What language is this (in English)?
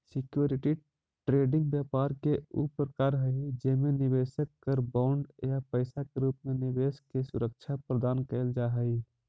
Magahi